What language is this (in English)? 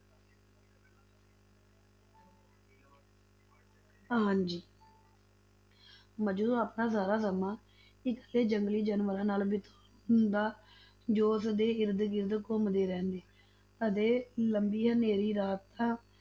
Punjabi